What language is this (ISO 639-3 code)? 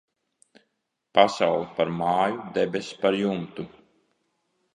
lav